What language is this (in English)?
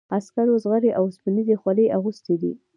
Pashto